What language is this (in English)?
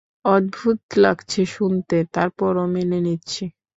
Bangla